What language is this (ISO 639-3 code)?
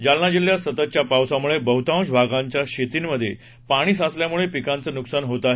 mar